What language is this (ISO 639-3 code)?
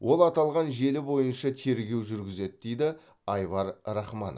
kaz